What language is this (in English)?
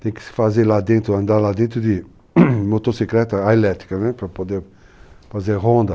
Portuguese